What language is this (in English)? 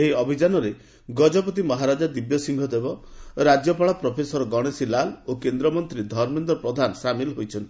Odia